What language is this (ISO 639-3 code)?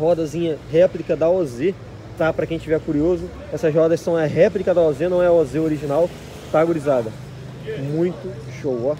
por